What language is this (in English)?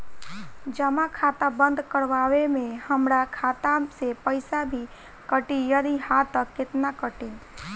Bhojpuri